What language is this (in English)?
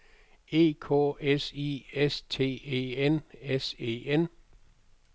Danish